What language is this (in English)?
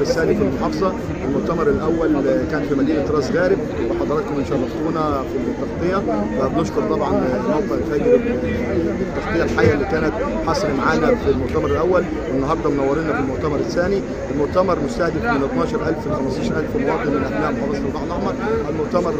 Arabic